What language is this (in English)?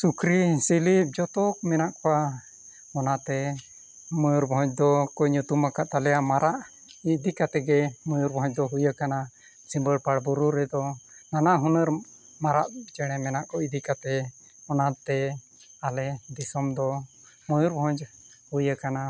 Santali